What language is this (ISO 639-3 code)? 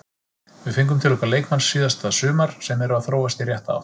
isl